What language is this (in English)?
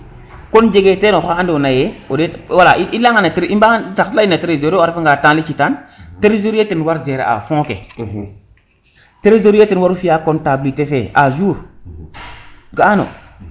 Serer